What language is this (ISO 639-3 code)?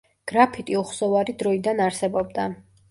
kat